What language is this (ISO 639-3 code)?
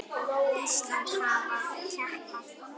isl